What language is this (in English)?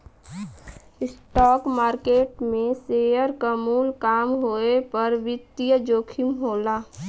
Bhojpuri